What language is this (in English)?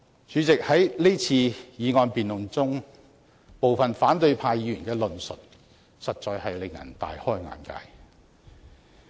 Cantonese